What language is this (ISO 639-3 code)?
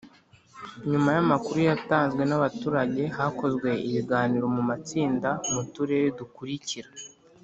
kin